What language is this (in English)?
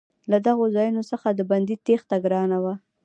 Pashto